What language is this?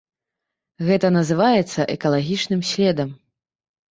Belarusian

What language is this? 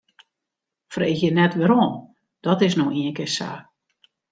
Western Frisian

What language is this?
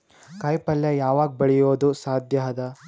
Kannada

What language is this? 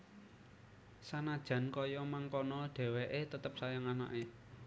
Javanese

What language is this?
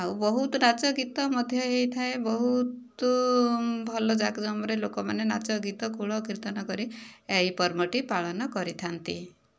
Odia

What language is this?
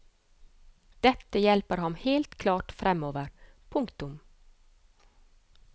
Norwegian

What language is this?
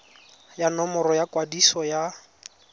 Tswana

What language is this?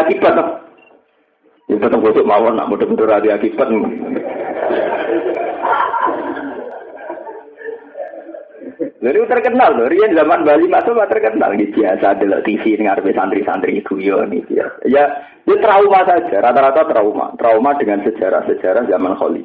Indonesian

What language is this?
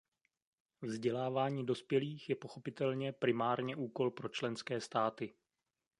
Czech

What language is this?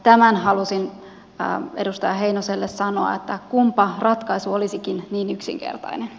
Finnish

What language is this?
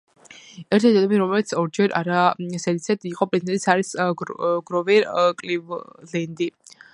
Georgian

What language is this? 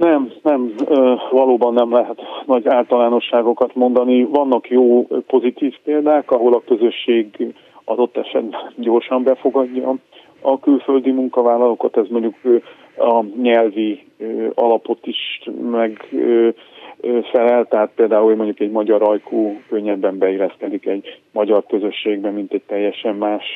Hungarian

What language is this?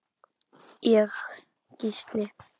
Icelandic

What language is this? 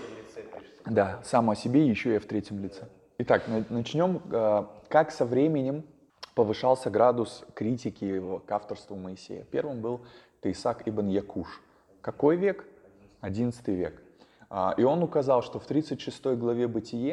Russian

